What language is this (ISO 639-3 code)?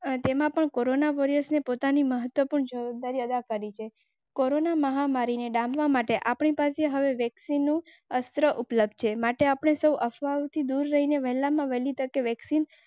guj